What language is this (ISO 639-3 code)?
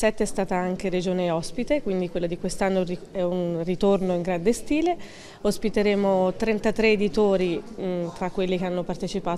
ita